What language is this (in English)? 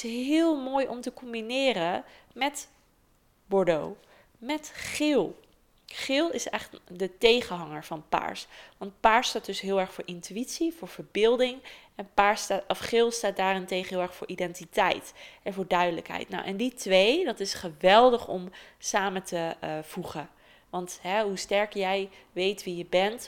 Dutch